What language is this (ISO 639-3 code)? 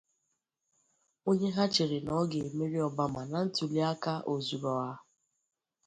ibo